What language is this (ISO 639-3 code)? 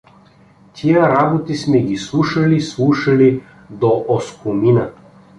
bul